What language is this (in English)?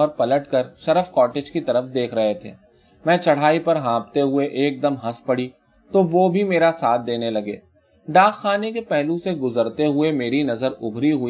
Urdu